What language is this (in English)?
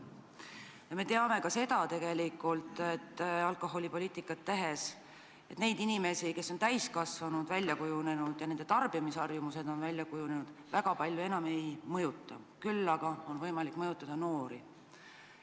Estonian